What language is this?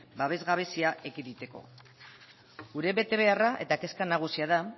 Basque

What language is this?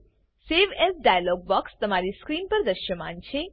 Gujarati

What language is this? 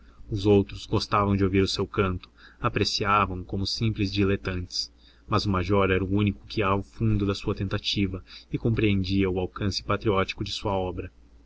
Portuguese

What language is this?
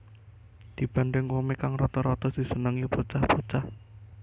Javanese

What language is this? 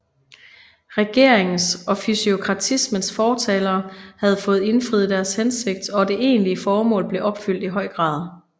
Danish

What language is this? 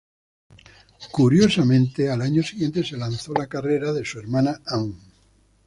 Spanish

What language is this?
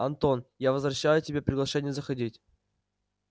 Russian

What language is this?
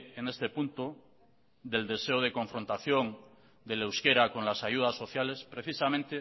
Spanish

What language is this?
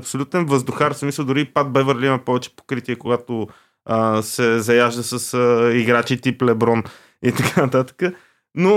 Bulgarian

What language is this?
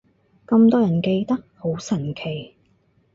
Cantonese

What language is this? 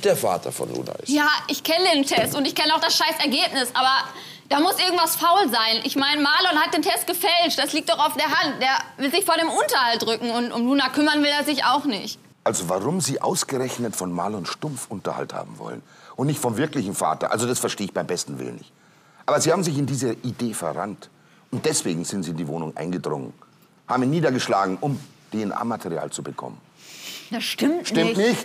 German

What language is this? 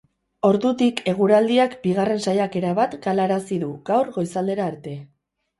Basque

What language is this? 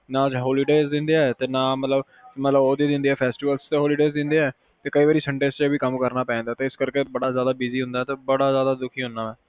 Punjabi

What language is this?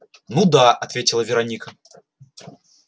Russian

